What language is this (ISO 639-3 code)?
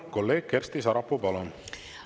est